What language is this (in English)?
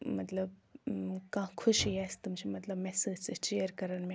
Kashmiri